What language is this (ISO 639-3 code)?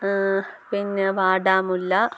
mal